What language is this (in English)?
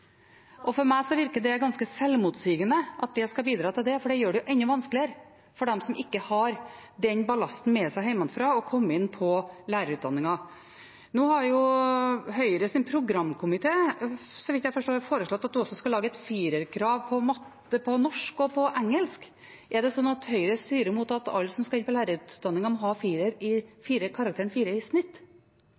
Norwegian Bokmål